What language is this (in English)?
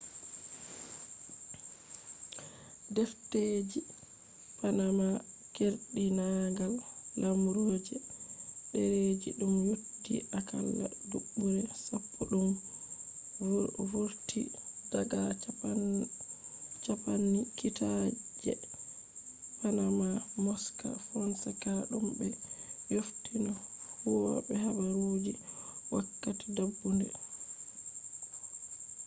Fula